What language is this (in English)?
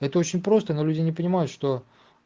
Russian